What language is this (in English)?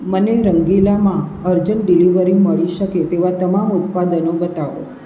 Gujarati